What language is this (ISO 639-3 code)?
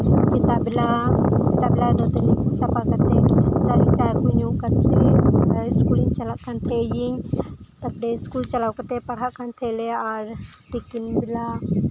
sat